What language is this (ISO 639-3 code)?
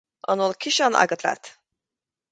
gle